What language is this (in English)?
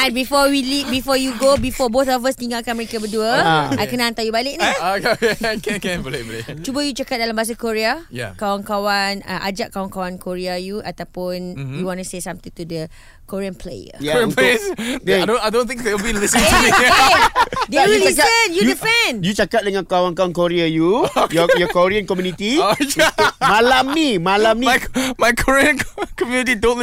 Malay